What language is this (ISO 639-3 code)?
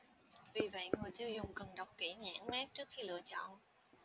vie